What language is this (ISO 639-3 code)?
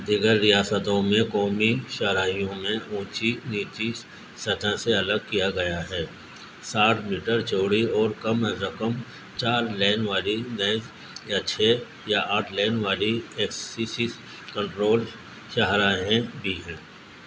urd